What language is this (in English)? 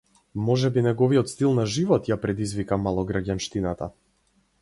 Macedonian